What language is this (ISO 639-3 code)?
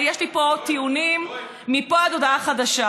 heb